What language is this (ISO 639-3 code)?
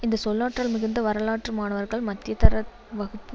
tam